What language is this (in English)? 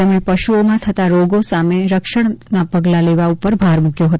Gujarati